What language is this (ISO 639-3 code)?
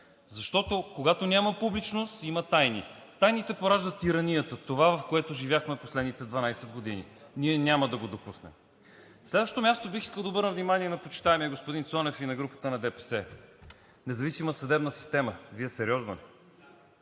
bul